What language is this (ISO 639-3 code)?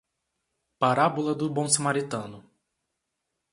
por